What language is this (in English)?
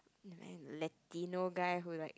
English